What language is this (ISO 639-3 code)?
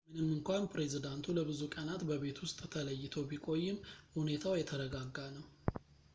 amh